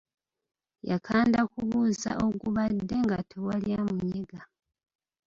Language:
Ganda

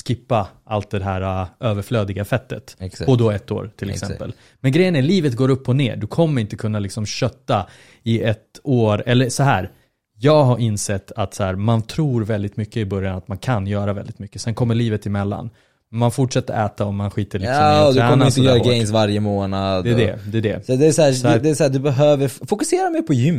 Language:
Swedish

